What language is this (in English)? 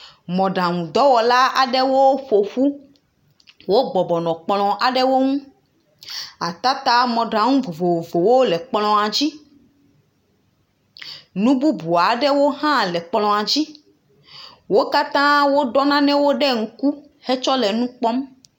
Ewe